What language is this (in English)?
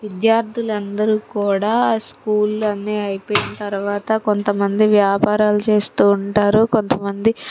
Telugu